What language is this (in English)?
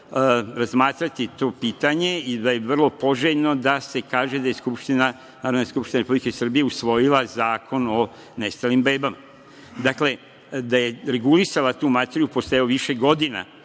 Serbian